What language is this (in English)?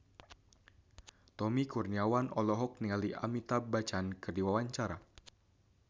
Sundanese